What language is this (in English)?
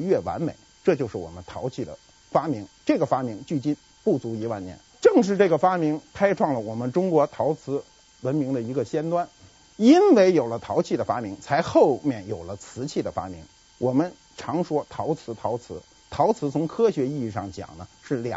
Chinese